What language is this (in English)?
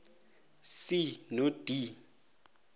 South Ndebele